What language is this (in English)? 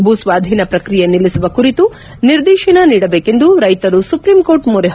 Kannada